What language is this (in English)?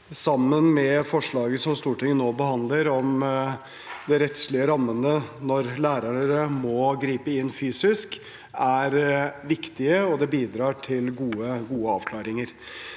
Norwegian